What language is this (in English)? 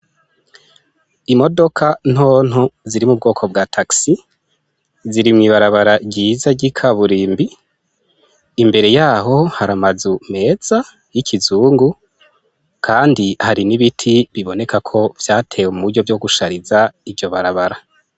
Rundi